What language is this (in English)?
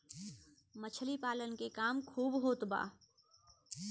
Bhojpuri